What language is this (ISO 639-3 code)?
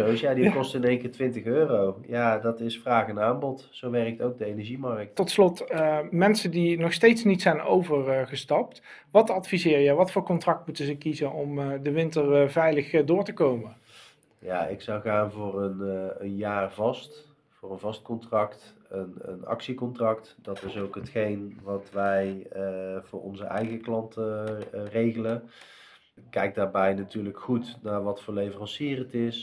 nld